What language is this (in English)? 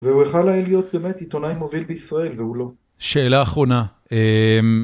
Hebrew